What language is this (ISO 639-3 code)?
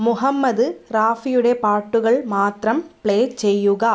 mal